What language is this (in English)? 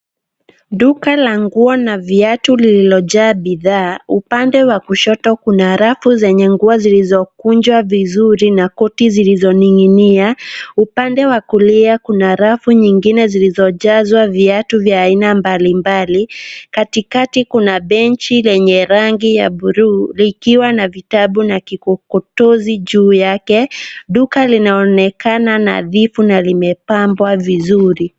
Swahili